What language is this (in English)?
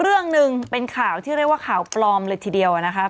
Thai